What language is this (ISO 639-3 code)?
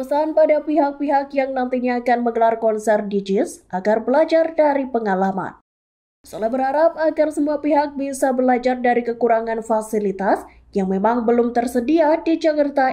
ind